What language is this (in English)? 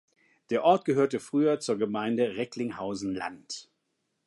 German